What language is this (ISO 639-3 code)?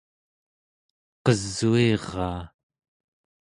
esu